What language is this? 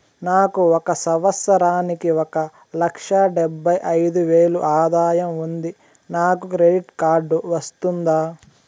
Telugu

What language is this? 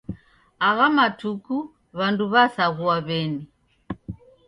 Taita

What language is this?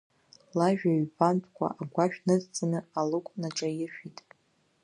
Abkhazian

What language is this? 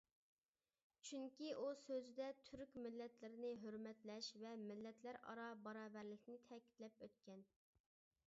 Uyghur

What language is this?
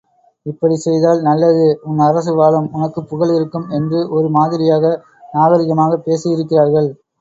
Tamil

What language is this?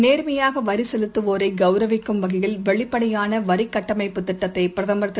Tamil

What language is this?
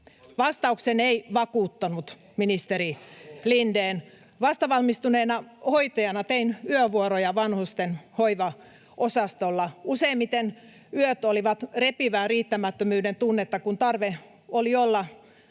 Finnish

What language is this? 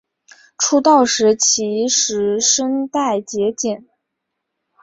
Chinese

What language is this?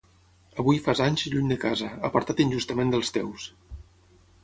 Catalan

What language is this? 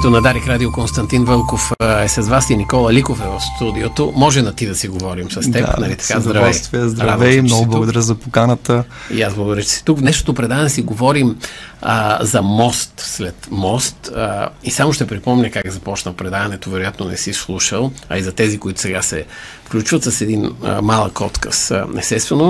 Bulgarian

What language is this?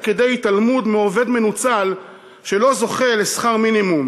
Hebrew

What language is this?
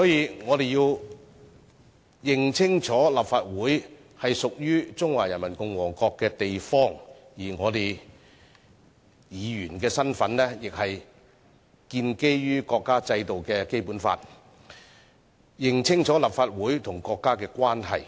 Cantonese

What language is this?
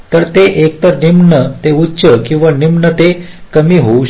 Marathi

